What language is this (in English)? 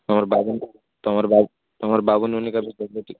Odia